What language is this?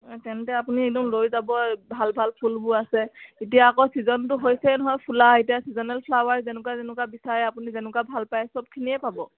Assamese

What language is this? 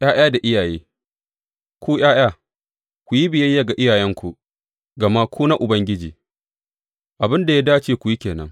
Hausa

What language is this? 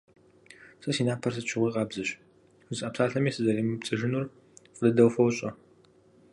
Kabardian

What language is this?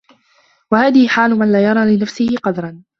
Arabic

